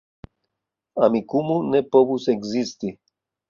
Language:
Esperanto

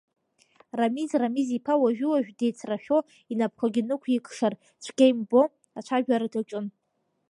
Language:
Abkhazian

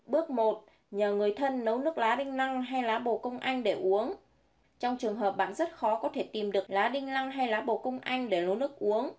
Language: Vietnamese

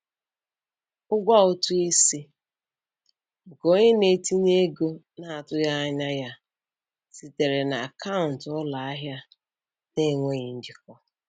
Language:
Igbo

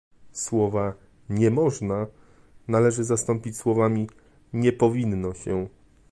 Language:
Polish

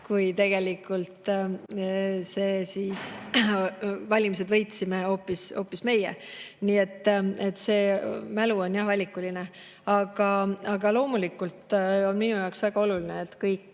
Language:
Estonian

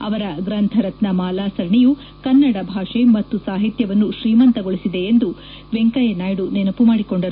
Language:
Kannada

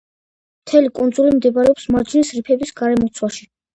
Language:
Georgian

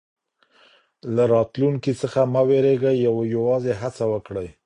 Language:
Pashto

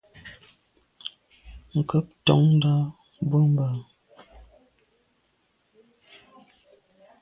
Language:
Medumba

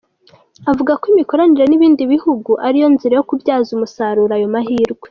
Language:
Kinyarwanda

